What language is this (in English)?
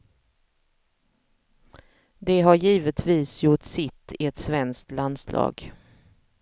Swedish